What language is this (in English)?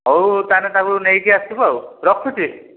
Odia